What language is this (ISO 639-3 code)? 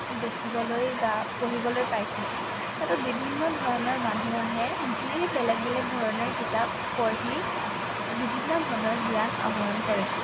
asm